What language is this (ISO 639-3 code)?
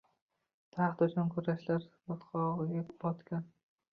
uzb